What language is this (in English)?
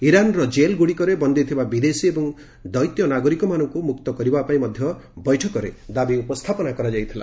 Odia